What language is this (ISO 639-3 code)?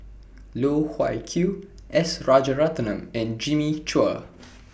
eng